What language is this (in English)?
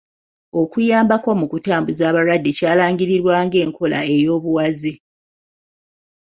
Ganda